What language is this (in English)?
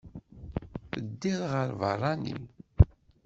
Kabyle